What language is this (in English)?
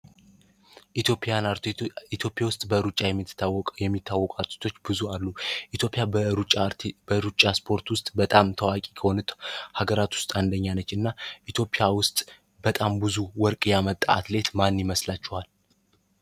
Amharic